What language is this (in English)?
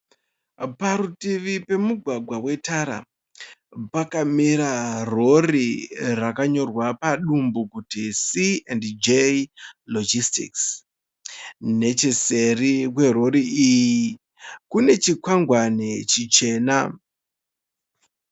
Shona